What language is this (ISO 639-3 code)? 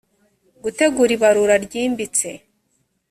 kin